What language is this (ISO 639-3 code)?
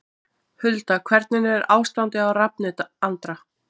isl